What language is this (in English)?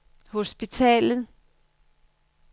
Danish